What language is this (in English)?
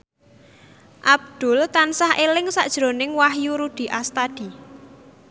Javanese